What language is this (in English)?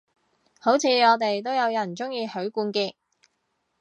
Cantonese